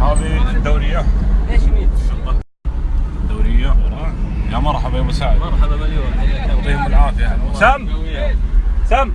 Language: Arabic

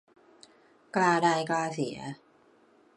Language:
Thai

